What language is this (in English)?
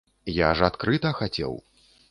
Belarusian